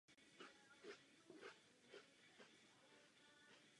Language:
Czech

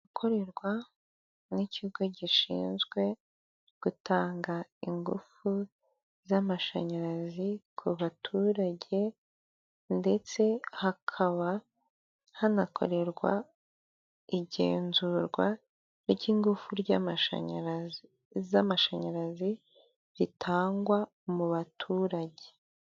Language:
Kinyarwanda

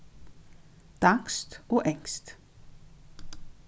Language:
Faroese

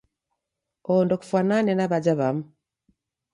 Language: Taita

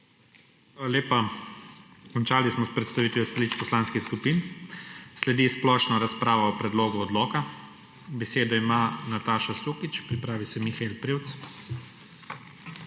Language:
Slovenian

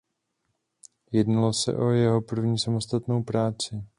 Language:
Czech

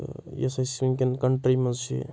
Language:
Kashmiri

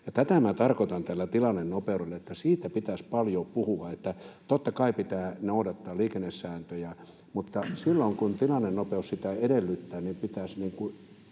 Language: Finnish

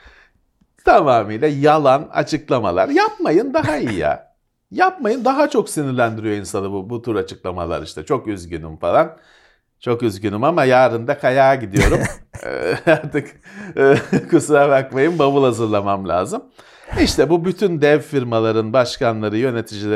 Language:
Turkish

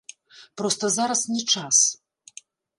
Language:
Belarusian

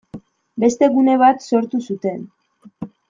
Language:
Basque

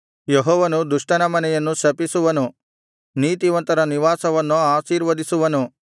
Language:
Kannada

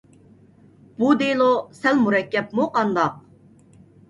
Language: Uyghur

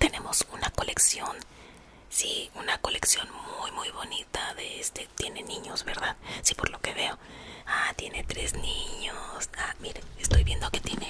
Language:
Spanish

